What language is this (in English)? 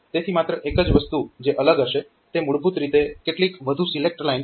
Gujarati